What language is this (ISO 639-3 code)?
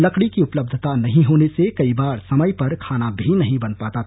hin